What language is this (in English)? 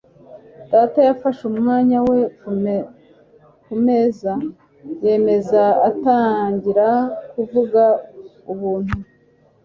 Kinyarwanda